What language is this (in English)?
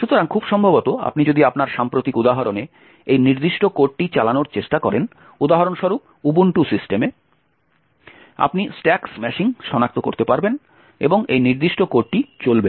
Bangla